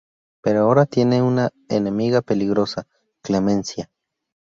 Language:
Spanish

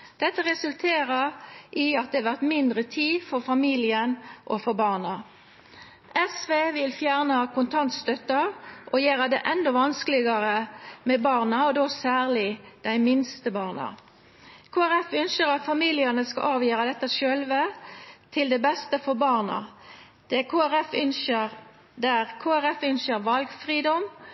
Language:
Norwegian Nynorsk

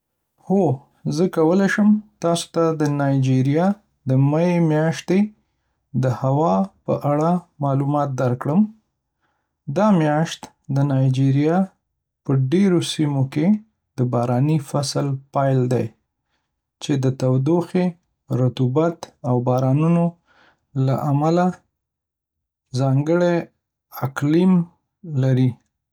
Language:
Pashto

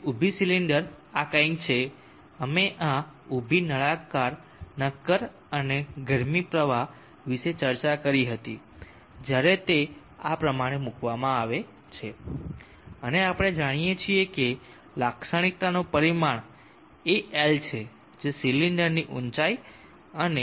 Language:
Gujarati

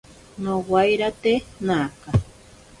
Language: Ashéninka Perené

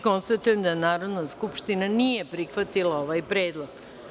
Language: Serbian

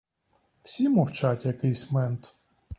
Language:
Ukrainian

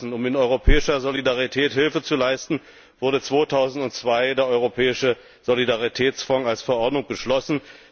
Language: German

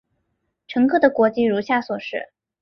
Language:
Chinese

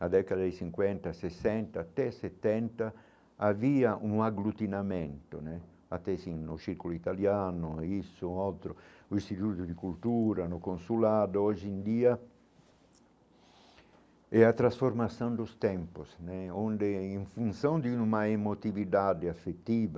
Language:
Portuguese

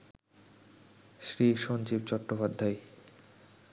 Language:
Bangla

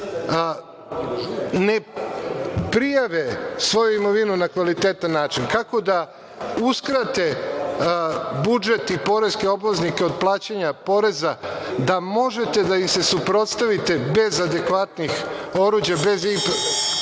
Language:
Serbian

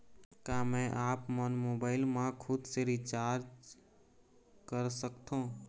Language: Chhattisgarhi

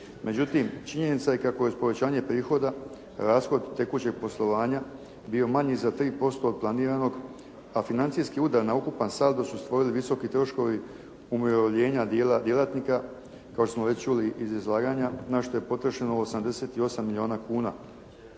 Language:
Croatian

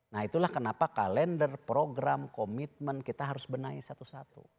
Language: Indonesian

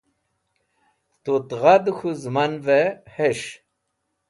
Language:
Wakhi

